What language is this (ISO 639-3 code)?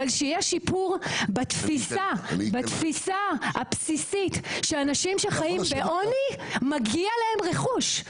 heb